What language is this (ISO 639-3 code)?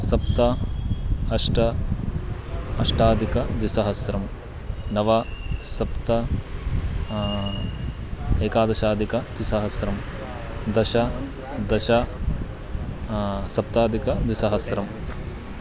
san